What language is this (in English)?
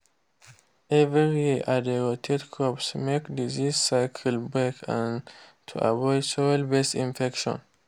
Nigerian Pidgin